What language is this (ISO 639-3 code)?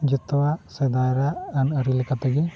sat